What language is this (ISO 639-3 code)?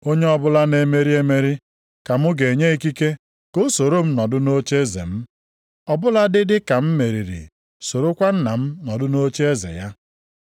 ibo